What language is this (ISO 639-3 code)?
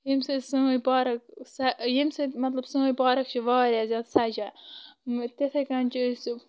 kas